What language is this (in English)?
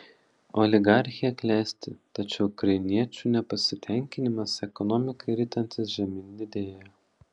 Lithuanian